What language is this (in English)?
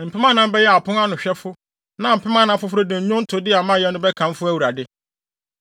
Akan